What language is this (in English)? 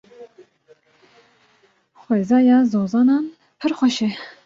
Kurdish